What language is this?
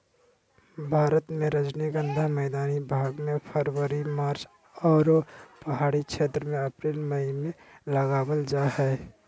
Magahi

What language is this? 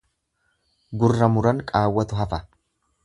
Oromo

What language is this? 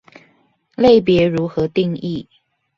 Chinese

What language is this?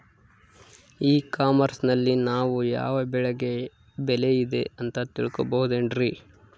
Kannada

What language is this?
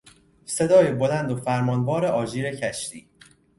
Persian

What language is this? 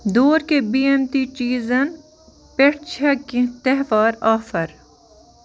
Kashmiri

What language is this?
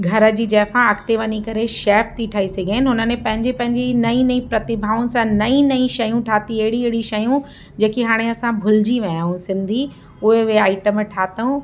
Sindhi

